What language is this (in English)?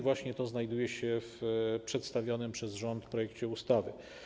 Polish